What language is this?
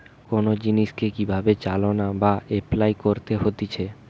Bangla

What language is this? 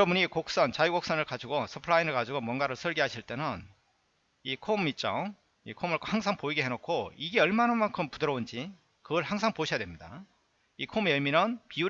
Korean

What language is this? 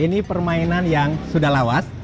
Indonesian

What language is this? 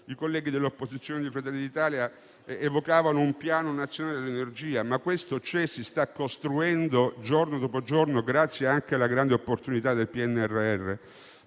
Italian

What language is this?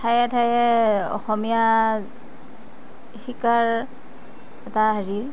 Assamese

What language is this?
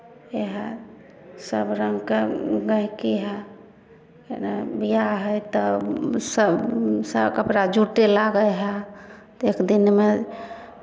Maithili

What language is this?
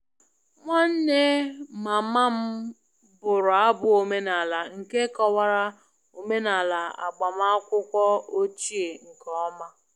Igbo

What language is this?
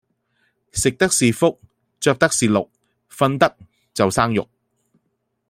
Cantonese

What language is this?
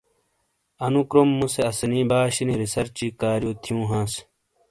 Shina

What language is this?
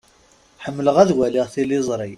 Kabyle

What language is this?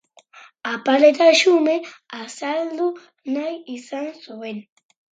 Basque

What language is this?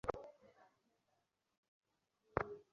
Bangla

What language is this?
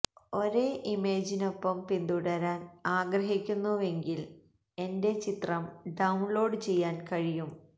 Malayalam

